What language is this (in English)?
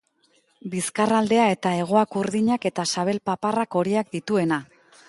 Basque